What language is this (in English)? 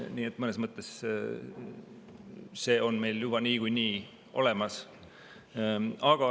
Estonian